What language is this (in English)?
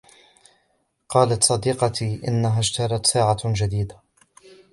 Arabic